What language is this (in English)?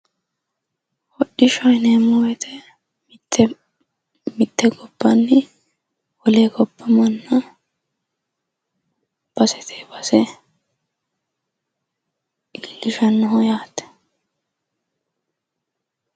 Sidamo